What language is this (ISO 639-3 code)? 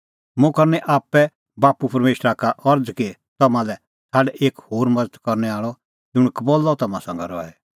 kfx